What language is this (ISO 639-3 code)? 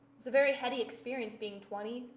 eng